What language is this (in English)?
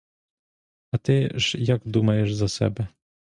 Ukrainian